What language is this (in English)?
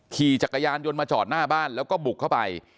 Thai